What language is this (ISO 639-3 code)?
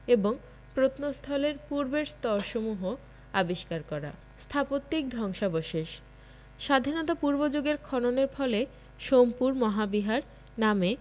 ben